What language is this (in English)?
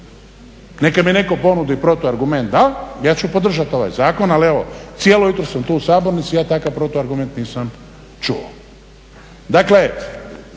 Croatian